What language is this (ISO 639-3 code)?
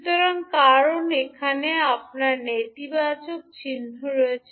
ben